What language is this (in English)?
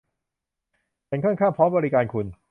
Thai